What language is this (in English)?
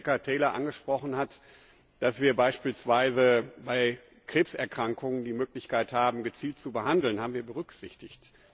German